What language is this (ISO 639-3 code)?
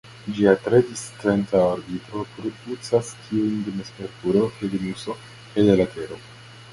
epo